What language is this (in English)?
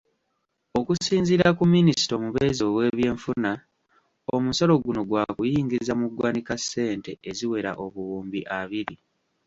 Ganda